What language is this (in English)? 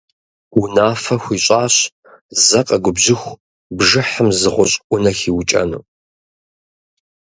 Kabardian